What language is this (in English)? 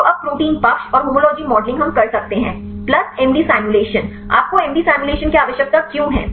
Hindi